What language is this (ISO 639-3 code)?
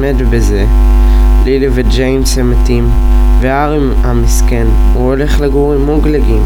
heb